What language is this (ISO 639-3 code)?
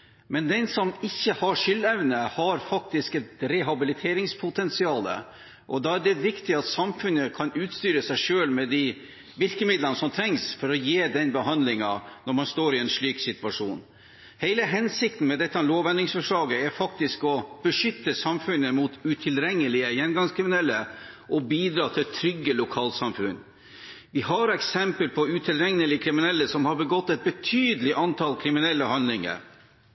nob